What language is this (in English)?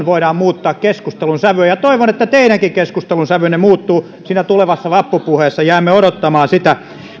Finnish